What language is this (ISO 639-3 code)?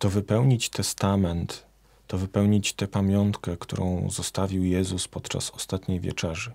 pol